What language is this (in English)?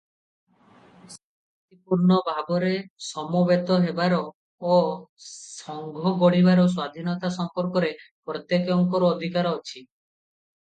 Odia